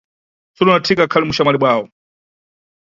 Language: Nyungwe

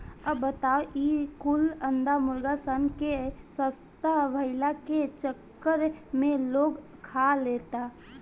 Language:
Bhojpuri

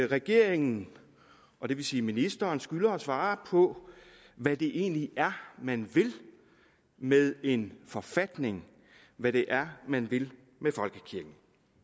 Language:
Danish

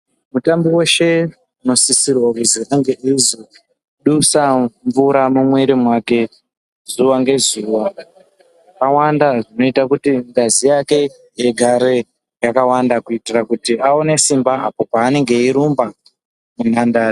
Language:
Ndau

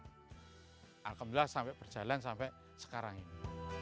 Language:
Indonesian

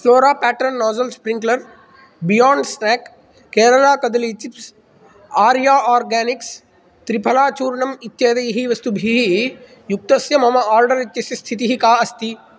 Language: Sanskrit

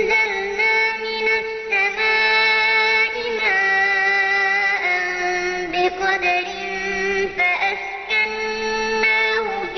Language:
Arabic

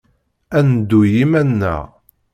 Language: Kabyle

